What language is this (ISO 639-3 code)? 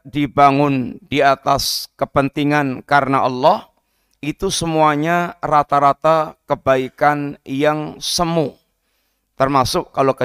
ind